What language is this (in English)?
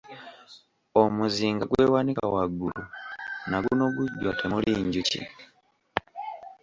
Ganda